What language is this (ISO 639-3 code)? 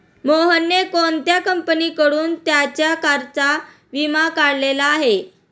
mar